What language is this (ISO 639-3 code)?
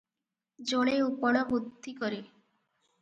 ori